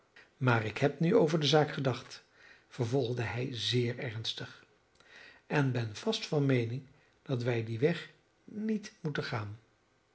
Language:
Dutch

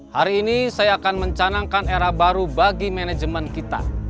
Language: Indonesian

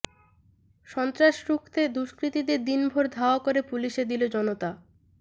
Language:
Bangla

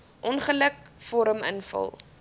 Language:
Afrikaans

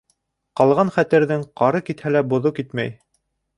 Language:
Bashkir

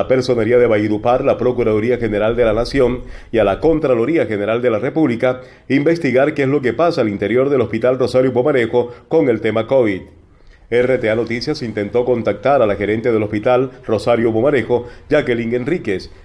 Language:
Spanish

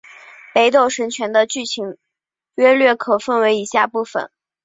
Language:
Chinese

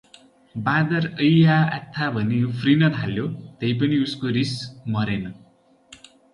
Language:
Nepali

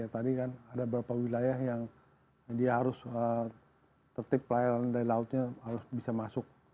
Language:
Indonesian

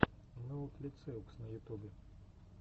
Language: Russian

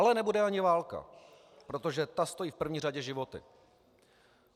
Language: Czech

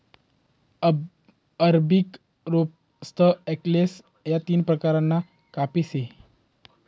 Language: Marathi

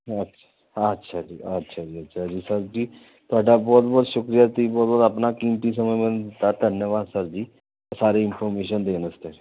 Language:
Punjabi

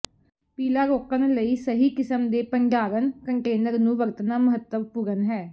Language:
Punjabi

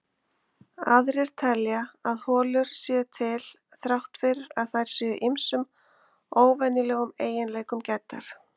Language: Icelandic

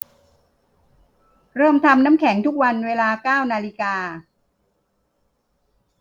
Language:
Thai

